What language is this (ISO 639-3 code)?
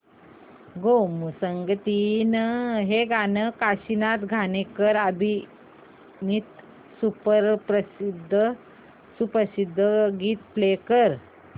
mar